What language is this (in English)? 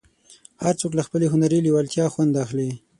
Pashto